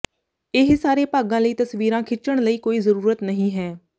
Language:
Punjabi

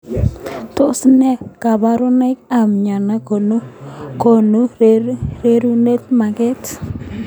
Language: Kalenjin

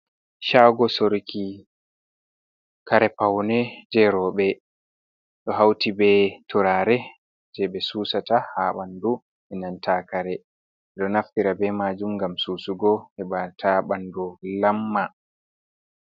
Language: Fula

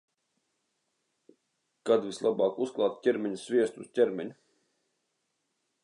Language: Latvian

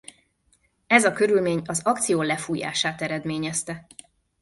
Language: Hungarian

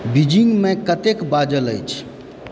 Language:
Maithili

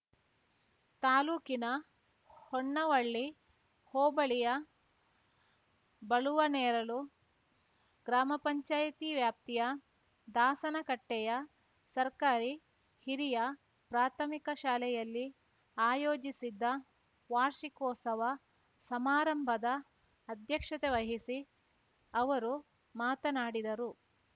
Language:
Kannada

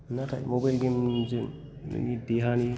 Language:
Bodo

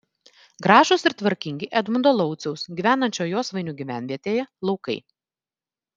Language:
Lithuanian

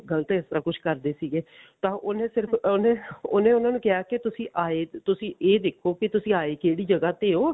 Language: Punjabi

